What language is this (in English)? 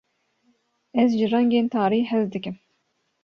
Kurdish